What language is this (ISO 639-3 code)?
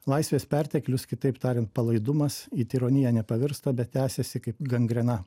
lit